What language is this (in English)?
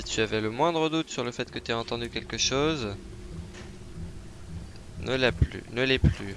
French